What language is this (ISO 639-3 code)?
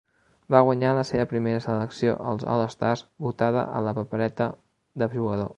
cat